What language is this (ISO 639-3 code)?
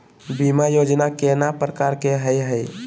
mag